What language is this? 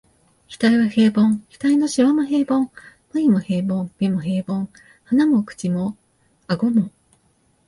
Japanese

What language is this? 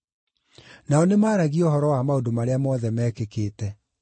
Kikuyu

